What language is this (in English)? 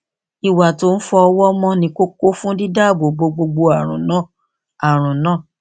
Yoruba